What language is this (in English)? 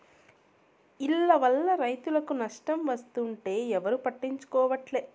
Telugu